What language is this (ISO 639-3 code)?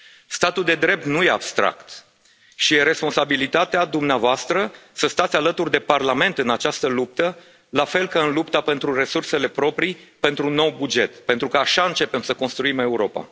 ron